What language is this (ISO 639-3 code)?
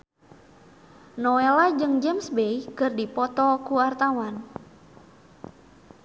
sun